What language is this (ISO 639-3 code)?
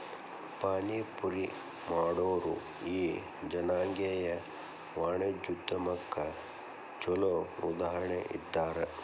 kan